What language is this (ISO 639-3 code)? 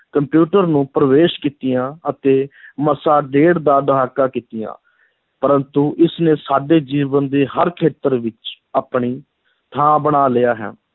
pan